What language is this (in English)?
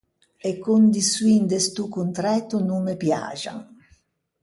Ligurian